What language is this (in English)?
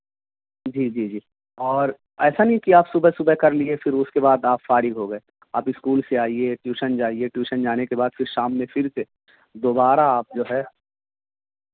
Urdu